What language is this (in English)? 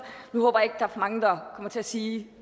Danish